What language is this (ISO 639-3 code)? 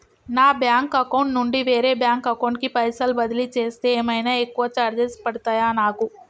tel